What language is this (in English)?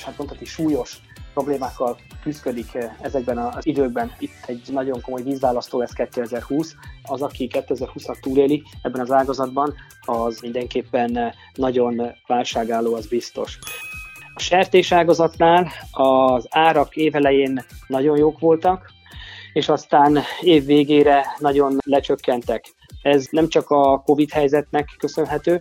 Hungarian